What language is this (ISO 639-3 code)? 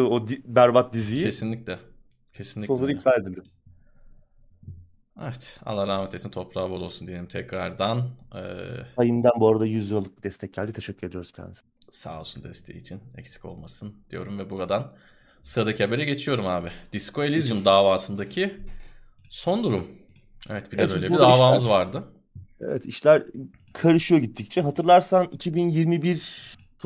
tur